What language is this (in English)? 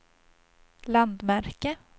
Swedish